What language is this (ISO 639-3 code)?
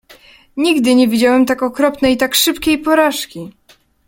pol